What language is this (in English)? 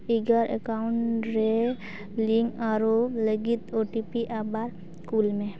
Santali